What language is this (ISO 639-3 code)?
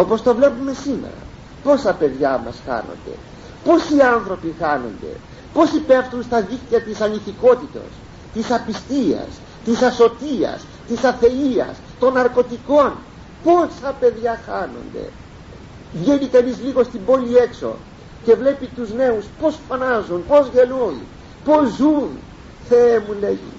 ell